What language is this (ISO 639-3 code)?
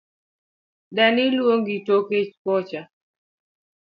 luo